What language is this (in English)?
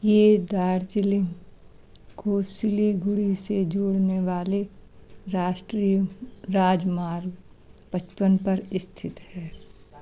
Hindi